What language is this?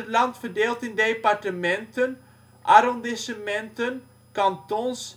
Dutch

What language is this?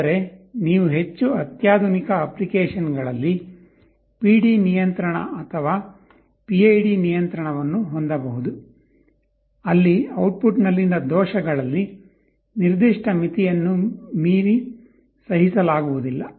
Kannada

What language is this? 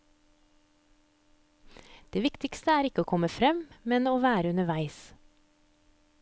Norwegian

